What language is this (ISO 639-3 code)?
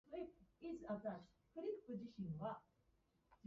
jpn